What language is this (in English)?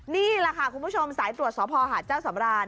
Thai